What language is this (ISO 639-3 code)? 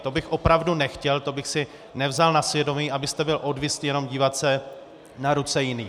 ces